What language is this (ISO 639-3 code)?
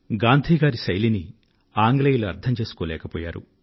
tel